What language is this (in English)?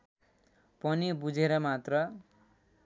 Nepali